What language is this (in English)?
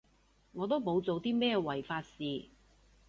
Cantonese